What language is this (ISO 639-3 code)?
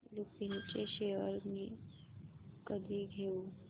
mar